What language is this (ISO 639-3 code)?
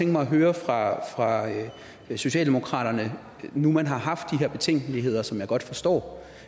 dan